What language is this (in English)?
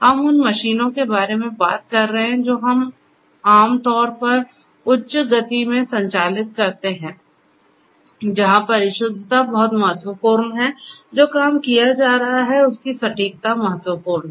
Hindi